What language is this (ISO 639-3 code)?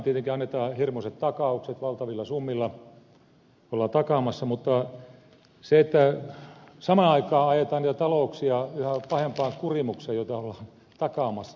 fin